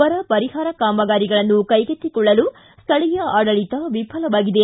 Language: Kannada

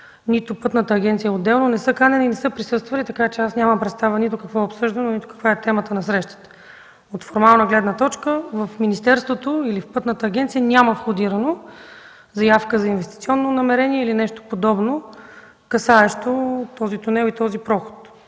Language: Bulgarian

